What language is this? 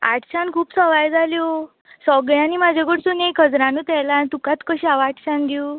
Konkani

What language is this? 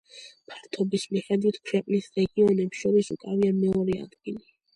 Georgian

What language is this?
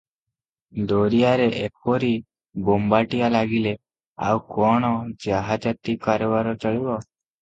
Odia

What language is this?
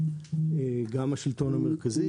Hebrew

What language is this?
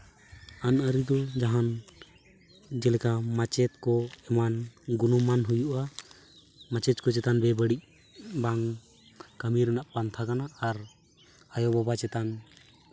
Santali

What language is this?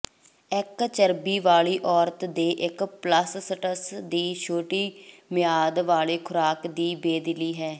Punjabi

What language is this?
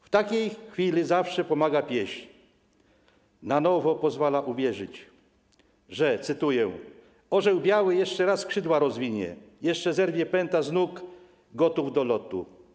Polish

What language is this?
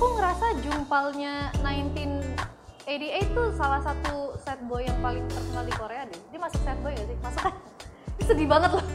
Indonesian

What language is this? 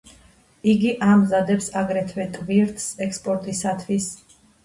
Georgian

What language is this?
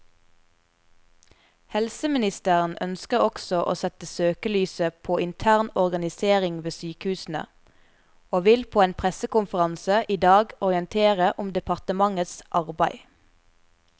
Norwegian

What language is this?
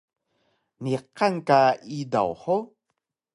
Taroko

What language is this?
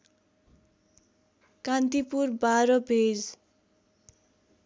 Nepali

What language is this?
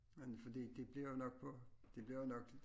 Danish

